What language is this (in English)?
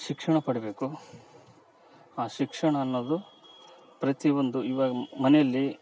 Kannada